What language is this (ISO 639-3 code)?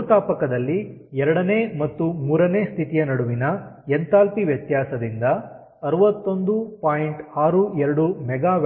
kan